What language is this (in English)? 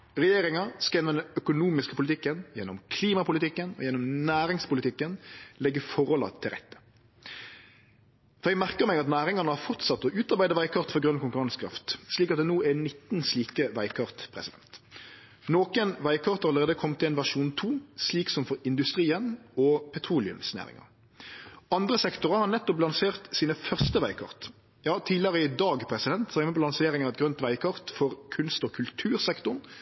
Norwegian Nynorsk